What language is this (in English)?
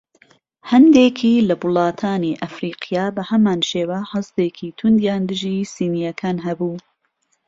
Central Kurdish